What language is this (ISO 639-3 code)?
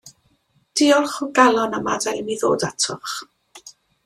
cym